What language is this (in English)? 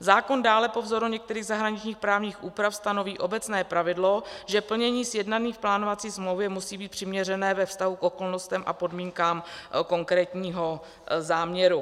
Czech